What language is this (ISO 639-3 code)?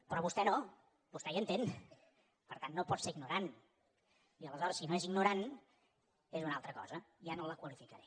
cat